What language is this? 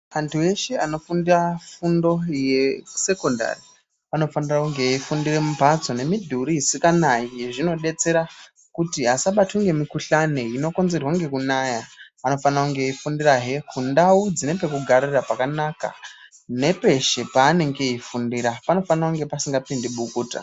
Ndau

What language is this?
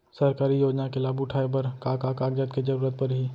Chhattisgarhi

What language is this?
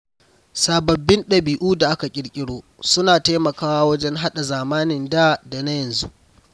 Hausa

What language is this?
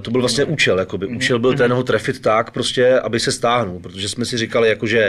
Czech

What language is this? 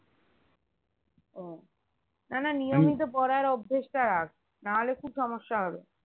Bangla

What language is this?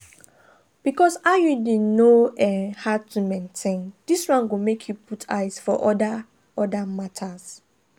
Nigerian Pidgin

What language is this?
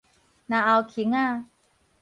Min Nan Chinese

